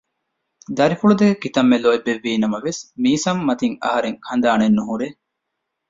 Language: Divehi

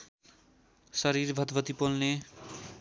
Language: Nepali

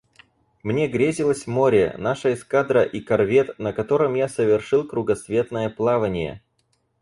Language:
Russian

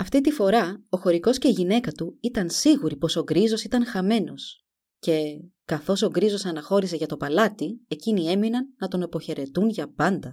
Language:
Greek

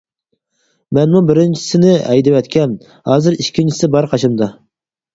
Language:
Uyghur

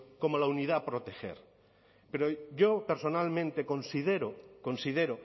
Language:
Spanish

